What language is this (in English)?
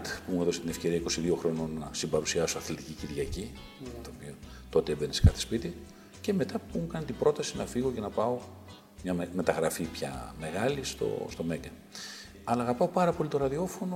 Greek